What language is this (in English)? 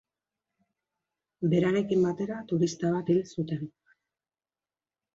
Basque